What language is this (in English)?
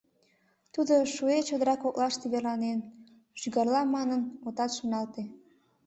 Mari